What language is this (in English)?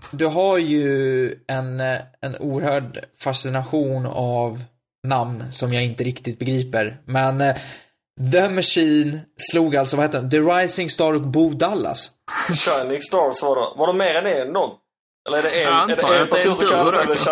Swedish